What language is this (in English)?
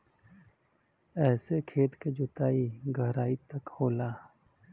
Bhojpuri